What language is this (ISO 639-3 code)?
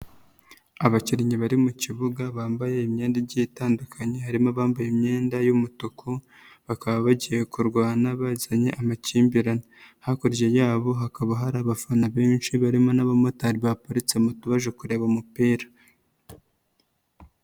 kin